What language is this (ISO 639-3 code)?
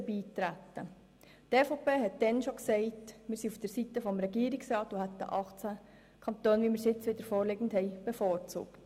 gsw